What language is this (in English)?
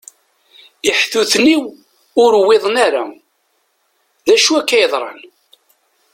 Kabyle